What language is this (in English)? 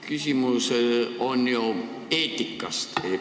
Estonian